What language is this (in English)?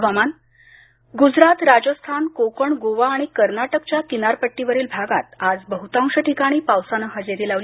Marathi